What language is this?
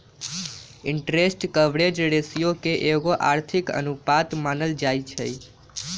Magahi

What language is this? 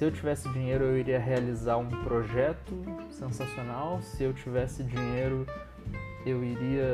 Portuguese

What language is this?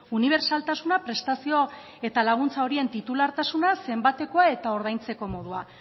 Basque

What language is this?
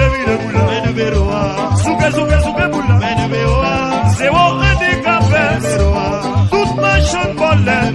Romanian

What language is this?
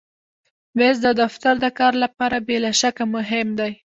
Pashto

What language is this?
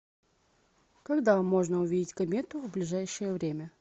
Russian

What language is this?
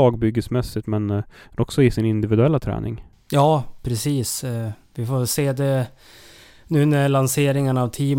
Swedish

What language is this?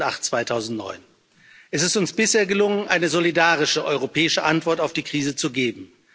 German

